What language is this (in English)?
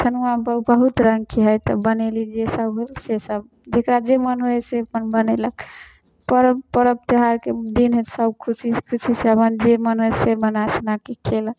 Maithili